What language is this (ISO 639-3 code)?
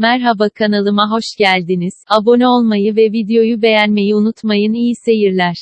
tur